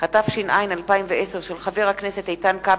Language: Hebrew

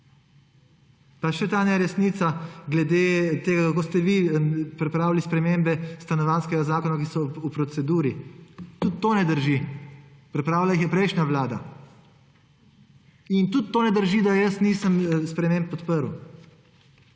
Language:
Slovenian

